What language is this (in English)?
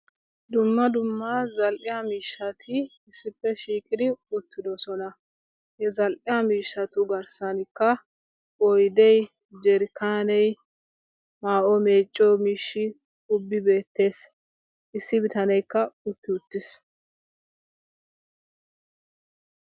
Wolaytta